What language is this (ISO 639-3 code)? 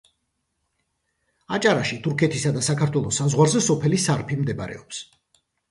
kat